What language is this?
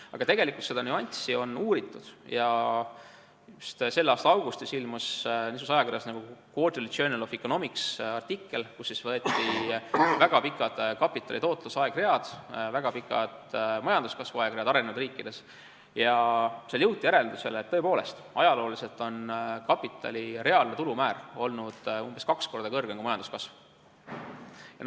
Estonian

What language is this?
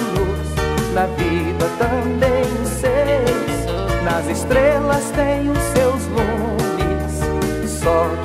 Portuguese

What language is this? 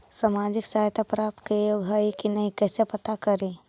Magahi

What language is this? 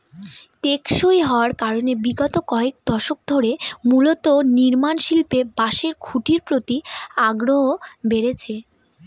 Bangla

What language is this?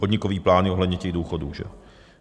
Czech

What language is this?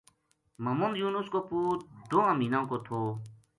Gujari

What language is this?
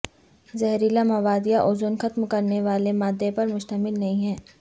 Urdu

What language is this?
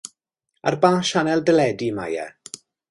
Welsh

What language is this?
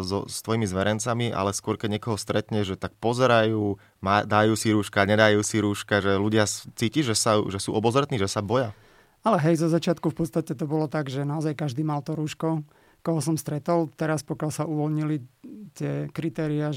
Slovak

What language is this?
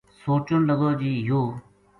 Gujari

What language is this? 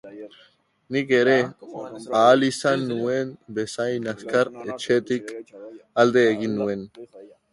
Basque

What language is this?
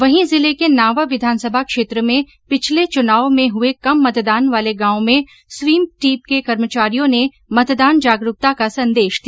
Hindi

